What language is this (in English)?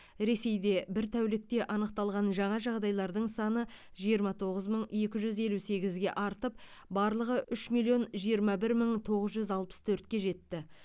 Kazakh